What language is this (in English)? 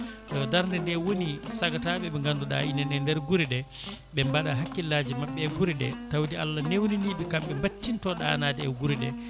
Fula